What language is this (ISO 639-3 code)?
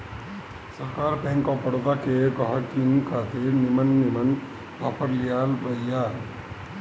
bho